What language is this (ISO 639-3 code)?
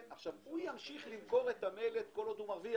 heb